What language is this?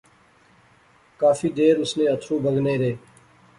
Pahari-Potwari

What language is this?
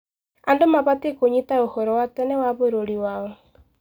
Kikuyu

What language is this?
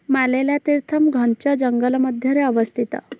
Odia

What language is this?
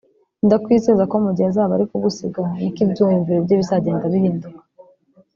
Kinyarwanda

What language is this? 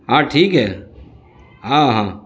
Urdu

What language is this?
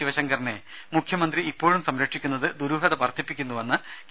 Malayalam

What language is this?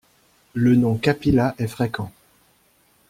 French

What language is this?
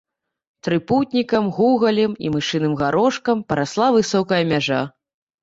Belarusian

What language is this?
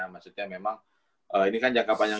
Indonesian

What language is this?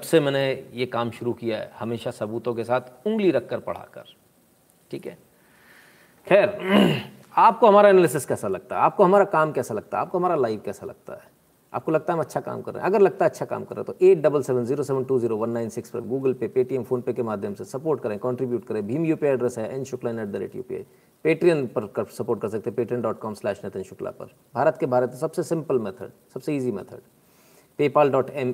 Hindi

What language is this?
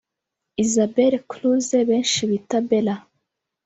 Kinyarwanda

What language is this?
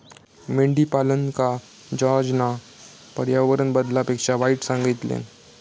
Marathi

